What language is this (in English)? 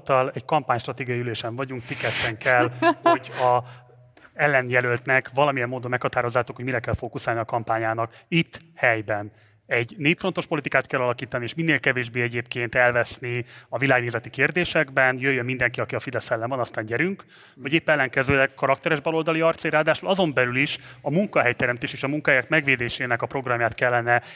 Hungarian